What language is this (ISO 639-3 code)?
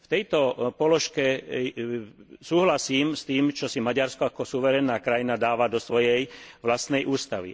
slk